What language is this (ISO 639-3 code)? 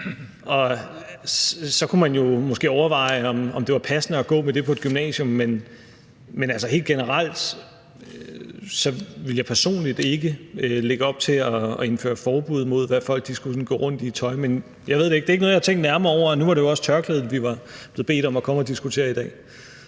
dan